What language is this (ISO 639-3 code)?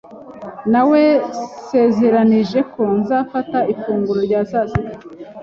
kin